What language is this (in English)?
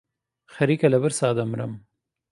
Central Kurdish